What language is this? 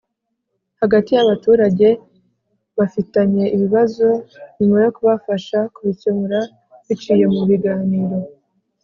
Kinyarwanda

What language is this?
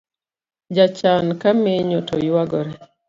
Luo (Kenya and Tanzania)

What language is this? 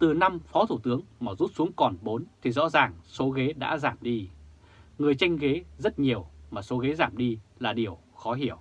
Vietnamese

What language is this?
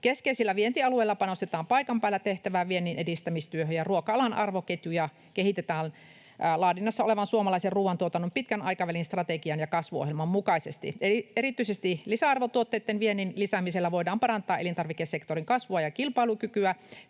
Finnish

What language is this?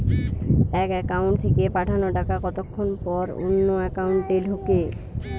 Bangla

